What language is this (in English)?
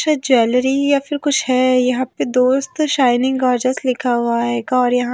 Hindi